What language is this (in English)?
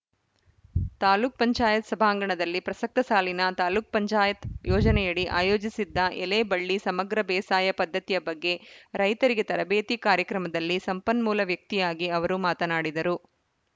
Kannada